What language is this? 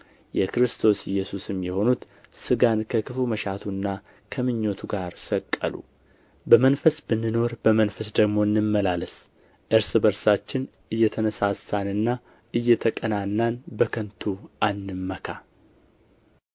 Amharic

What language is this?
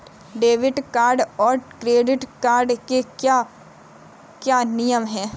Hindi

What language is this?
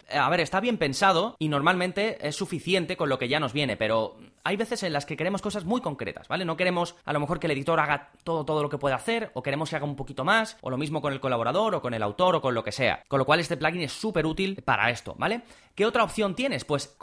Spanish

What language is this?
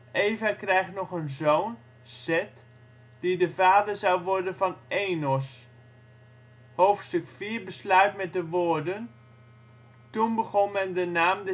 Dutch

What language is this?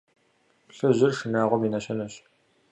Kabardian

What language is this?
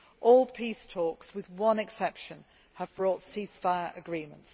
English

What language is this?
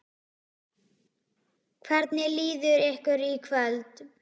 Icelandic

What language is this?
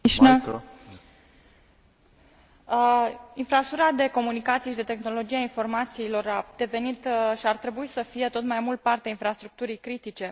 Romanian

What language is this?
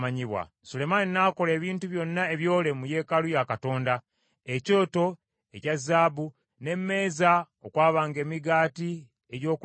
Ganda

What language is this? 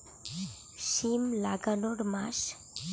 Bangla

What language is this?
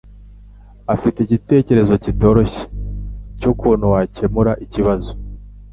Kinyarwanda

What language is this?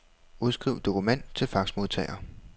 Danish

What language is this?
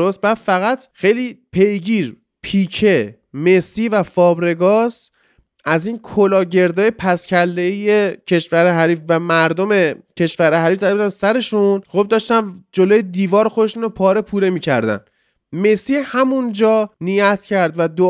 Persian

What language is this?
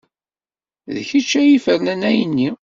Kabyle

